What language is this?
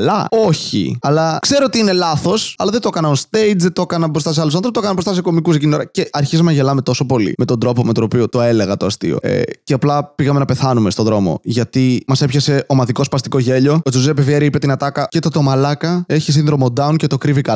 Greek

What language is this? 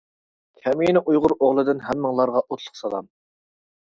Uyghur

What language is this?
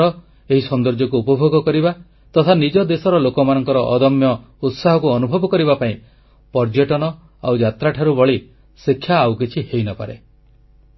Odia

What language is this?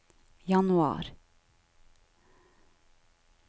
Norwegian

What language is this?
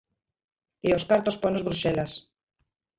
Galician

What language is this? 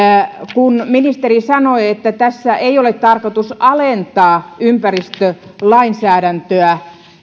Finnish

